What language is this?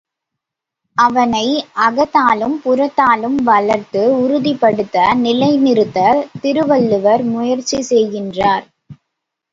Tamil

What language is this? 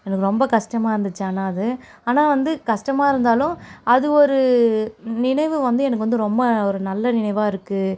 Tamil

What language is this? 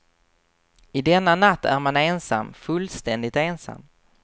Swedish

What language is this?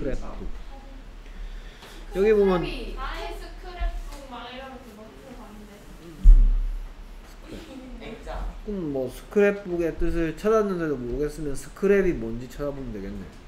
Korean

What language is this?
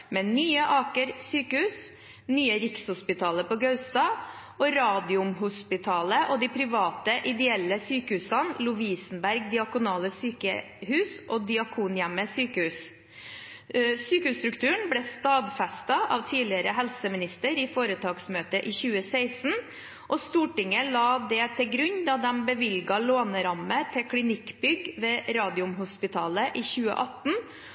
Norwegian Bokmål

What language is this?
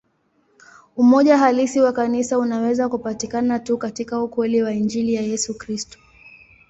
Swahili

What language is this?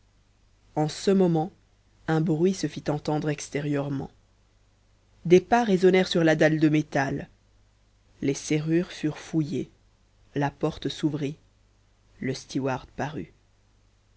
French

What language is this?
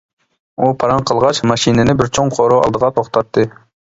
Uyghur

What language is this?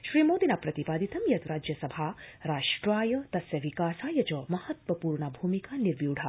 Sanskrit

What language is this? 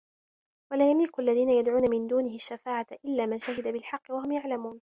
Arabic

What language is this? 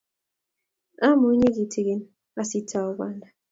Kalenjin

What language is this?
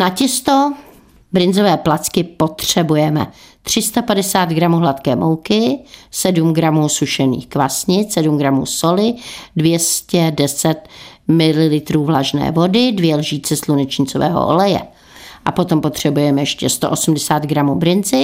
Czech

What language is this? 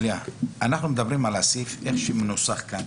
Hebrew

